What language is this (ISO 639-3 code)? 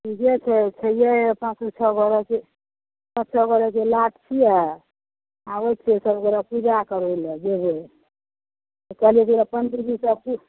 mai